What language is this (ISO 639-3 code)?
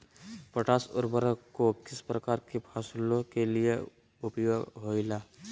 mag